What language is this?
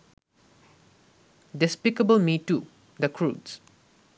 Bangla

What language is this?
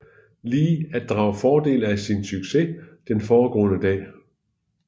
Danish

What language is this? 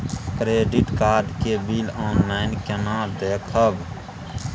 Maithili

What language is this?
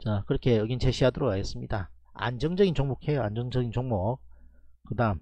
Korean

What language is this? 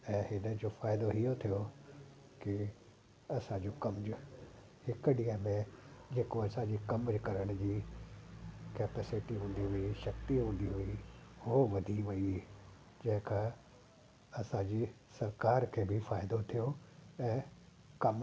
Sindhi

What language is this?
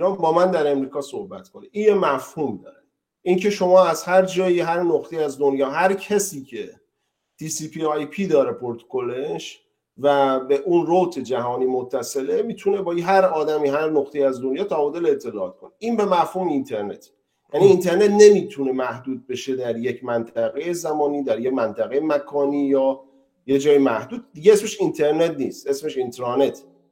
Persian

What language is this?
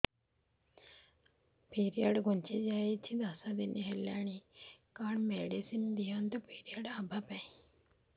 Odia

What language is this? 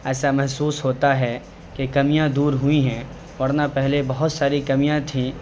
Urdu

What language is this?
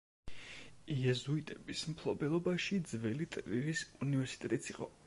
Georgian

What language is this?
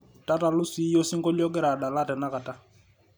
Masai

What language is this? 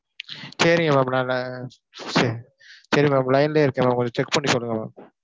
Tamil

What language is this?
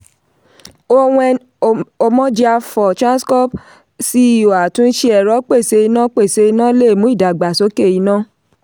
Yoruba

